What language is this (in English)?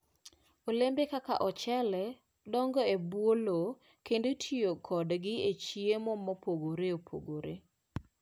Luo (Kenya and Tanzania)